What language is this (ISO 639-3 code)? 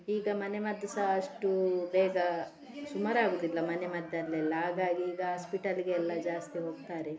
kan